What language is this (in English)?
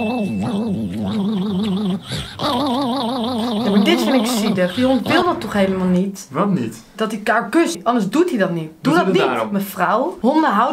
Dutch